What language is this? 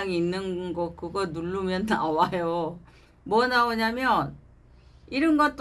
Korean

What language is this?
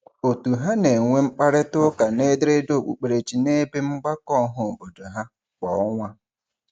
Igbo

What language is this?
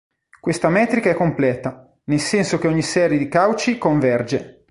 Italian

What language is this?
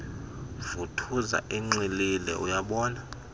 Xhosa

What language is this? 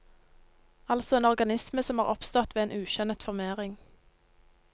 Norwegian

